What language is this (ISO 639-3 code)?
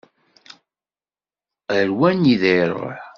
kab